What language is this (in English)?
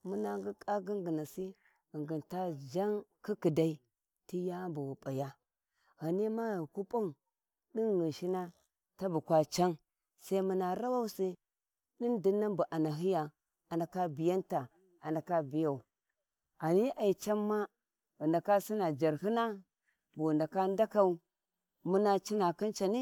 Warji